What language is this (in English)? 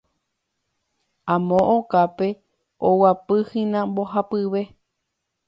Guarani